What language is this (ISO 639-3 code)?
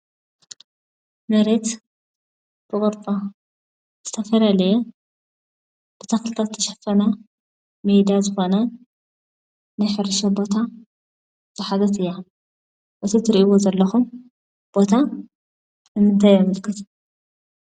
tir